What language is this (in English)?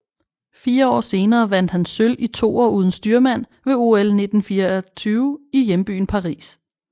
Danish